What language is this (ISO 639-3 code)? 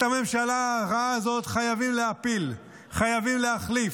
heb